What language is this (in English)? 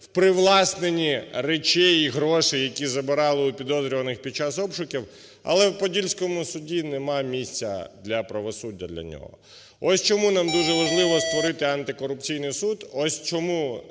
Ukrainian